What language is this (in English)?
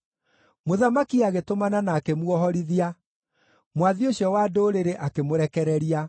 Kikuyu